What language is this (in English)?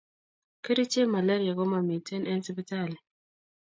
Kalenjin